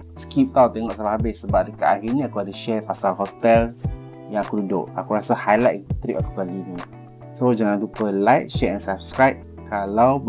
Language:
Malay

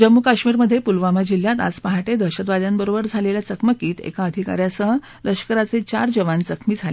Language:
Marathi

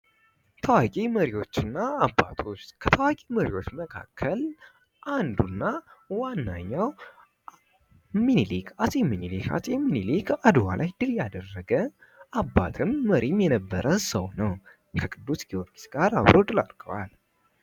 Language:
Amharic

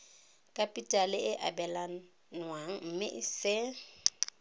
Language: Tswana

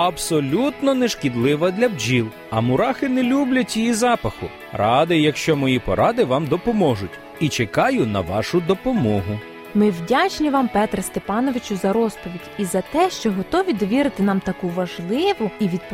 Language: Ukrainian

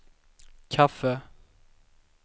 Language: Swedish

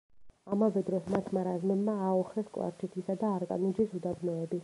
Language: Georgian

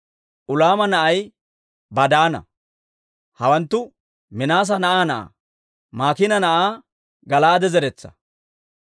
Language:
Dawro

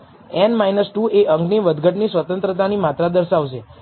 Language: Gujarati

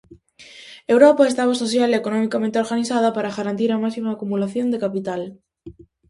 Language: Galician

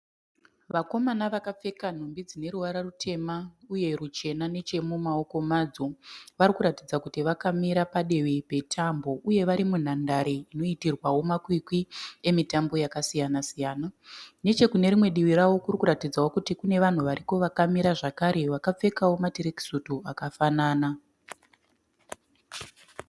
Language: Shona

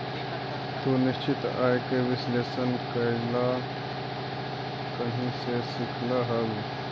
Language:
Magahi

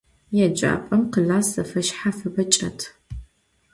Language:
Adyghe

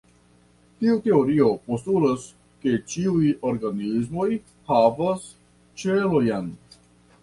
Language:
Esperanto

